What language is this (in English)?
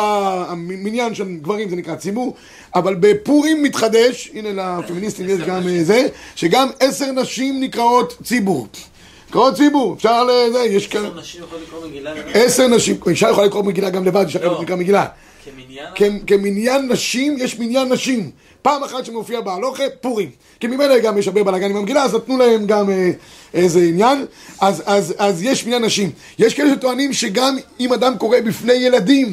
Hebrew